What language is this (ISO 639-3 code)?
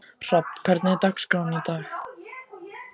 isl